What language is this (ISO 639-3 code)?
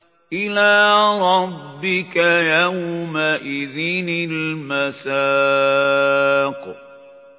ara